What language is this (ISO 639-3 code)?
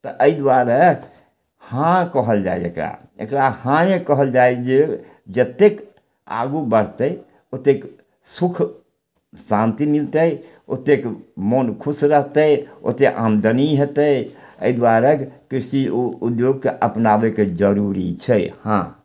mai